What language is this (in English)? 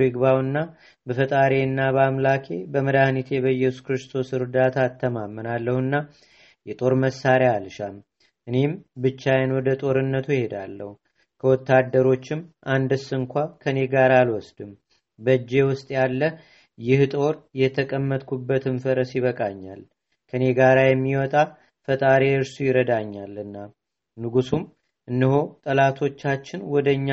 Amharic